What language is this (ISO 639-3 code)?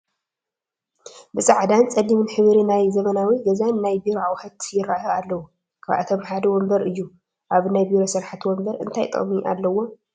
tir